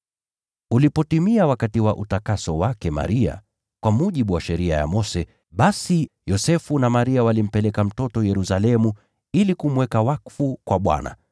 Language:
Swahili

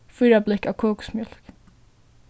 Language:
Faroese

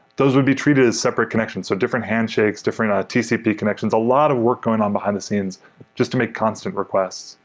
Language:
English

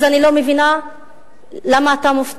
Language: Hebrew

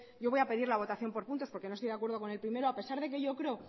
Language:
Spanish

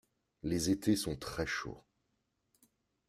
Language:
French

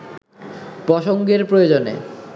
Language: Bangla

